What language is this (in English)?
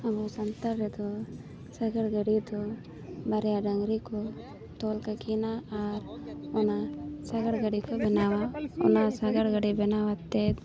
Santali